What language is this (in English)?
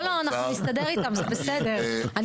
Hebrew